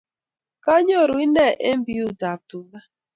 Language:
Kalenjin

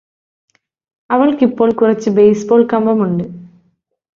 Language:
Malayalam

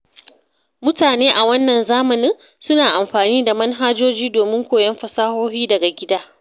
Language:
Hausa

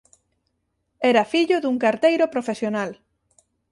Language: Galician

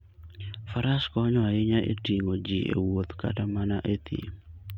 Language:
Luo (Kenya and Tanzania)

